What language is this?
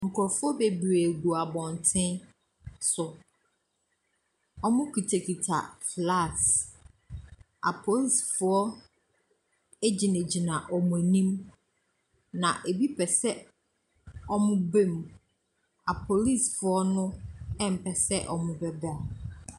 Akan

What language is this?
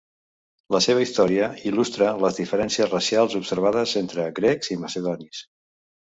Catalan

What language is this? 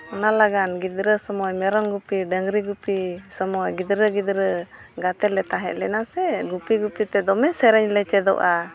Santali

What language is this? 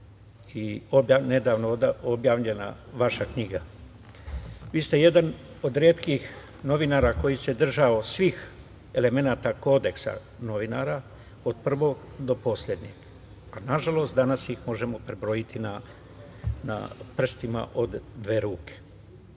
Serbian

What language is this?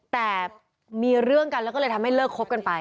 Thai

